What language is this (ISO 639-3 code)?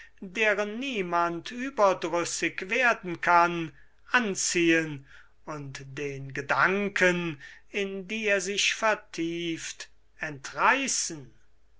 deu